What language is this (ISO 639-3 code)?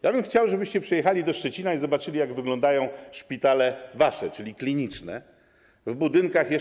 pol